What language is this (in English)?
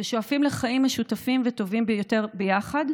Hebrew